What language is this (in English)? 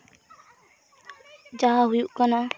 Santali